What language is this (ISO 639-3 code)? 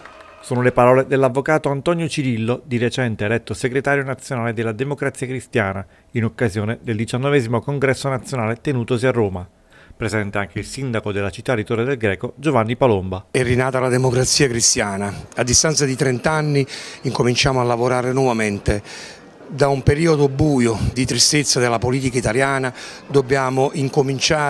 ita